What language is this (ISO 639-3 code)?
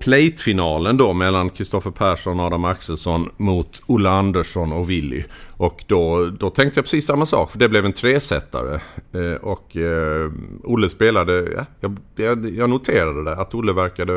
swe